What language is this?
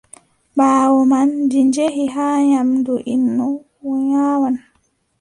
Adamawa Fulfulde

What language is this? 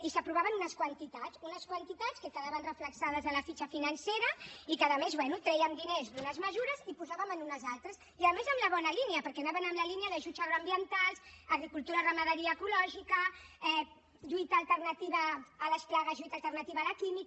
Catalan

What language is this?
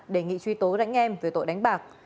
Vietnamese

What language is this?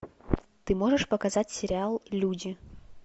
Russian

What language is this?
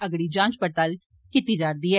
Dogri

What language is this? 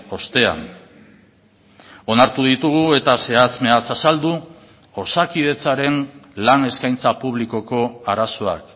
Basque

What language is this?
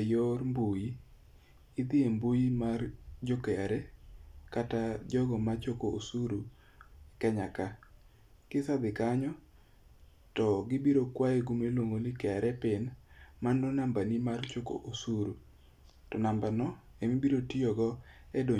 Luo (Kenya and Tanzania)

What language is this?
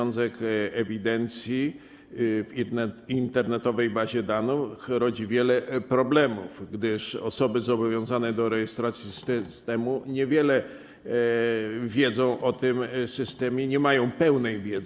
Polish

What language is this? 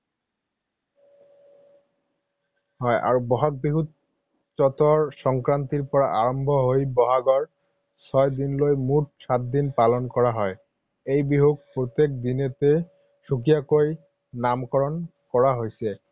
Assamese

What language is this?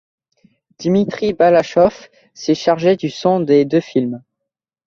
French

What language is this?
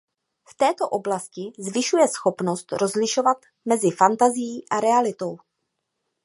Czech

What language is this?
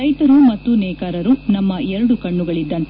Kannada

